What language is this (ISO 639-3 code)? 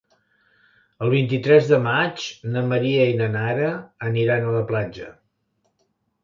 cat